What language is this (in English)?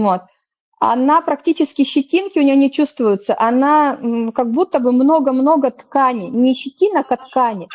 Russian